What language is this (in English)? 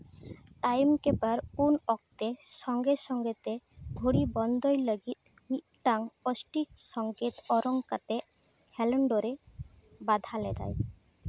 Santali